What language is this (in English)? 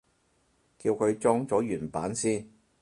Cantonese